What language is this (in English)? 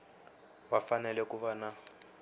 Tsonga